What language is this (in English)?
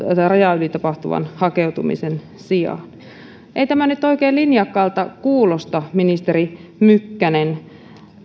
Finnish